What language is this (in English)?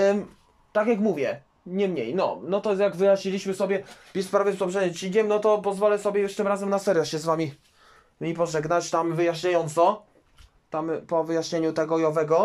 Polish